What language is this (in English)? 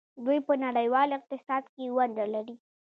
Pashto